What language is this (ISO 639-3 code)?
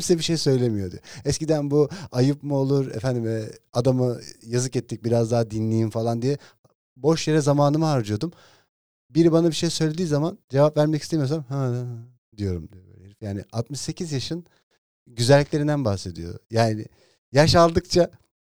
tur